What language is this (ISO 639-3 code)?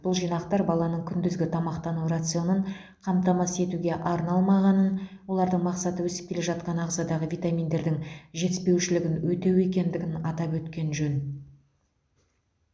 kaz